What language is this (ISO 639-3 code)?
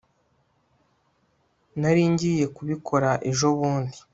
kin